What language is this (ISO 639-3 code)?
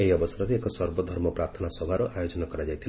ori